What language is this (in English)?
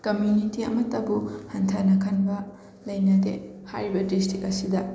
Manipuri